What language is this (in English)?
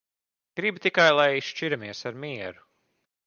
Latvian